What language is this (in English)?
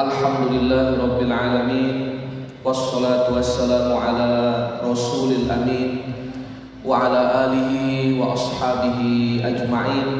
Indonesian